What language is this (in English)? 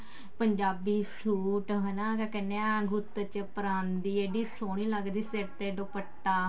Punjabi